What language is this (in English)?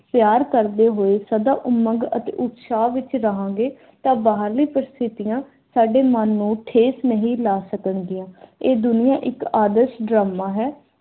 Punjabi